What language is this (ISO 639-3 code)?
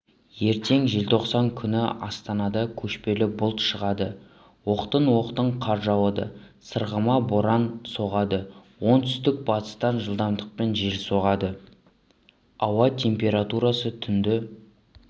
kaz